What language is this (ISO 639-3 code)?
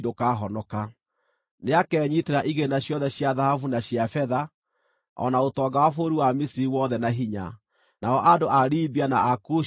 kik